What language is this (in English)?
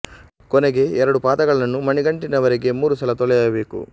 Kannada